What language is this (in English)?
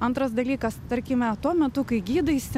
Lithuanian